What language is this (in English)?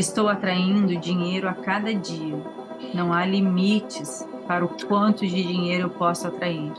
Portuguese